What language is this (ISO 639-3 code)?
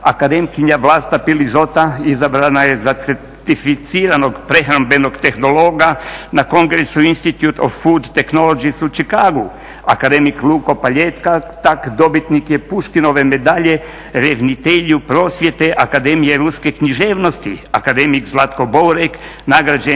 hrv